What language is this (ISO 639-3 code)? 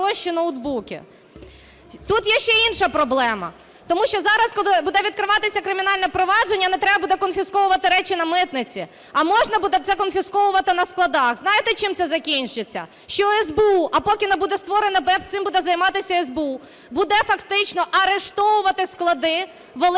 ukr